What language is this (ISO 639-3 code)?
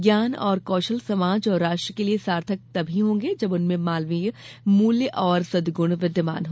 hin